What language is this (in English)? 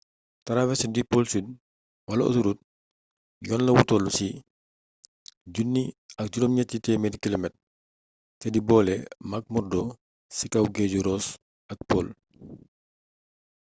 Wolof